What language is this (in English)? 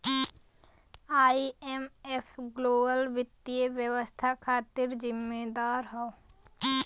Bhojpuri